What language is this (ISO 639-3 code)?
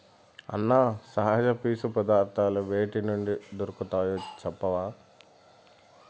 tel